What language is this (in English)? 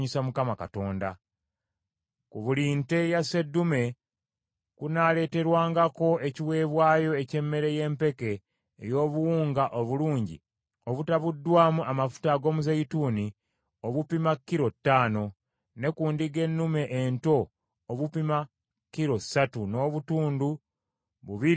Ganda